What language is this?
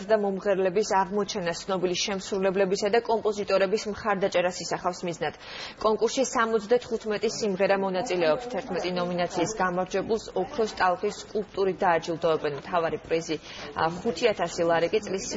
Polish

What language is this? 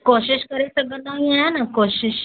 Sindhi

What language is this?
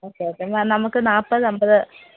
Malayalam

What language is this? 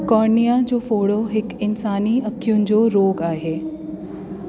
Sindhi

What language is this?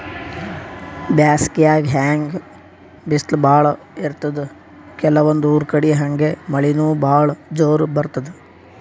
Kannada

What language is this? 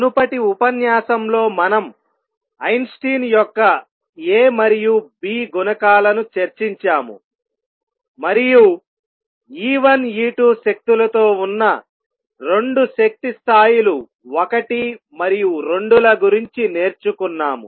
Telugu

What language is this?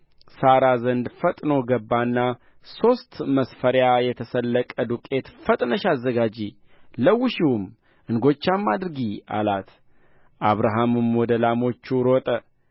Amharic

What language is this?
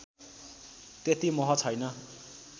Nepali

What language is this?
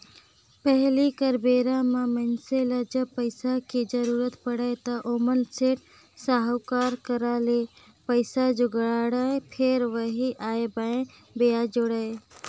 Chhattisgarhi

